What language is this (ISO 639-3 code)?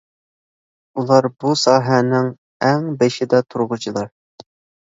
uig